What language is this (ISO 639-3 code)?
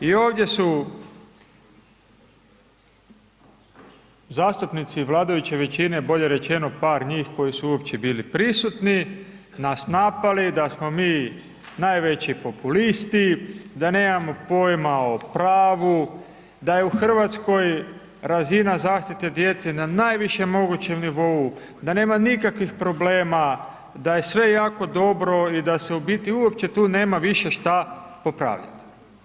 hrv